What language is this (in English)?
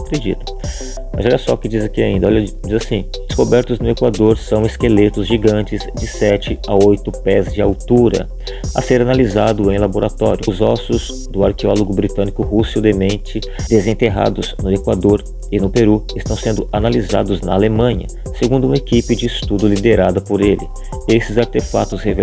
Portuguese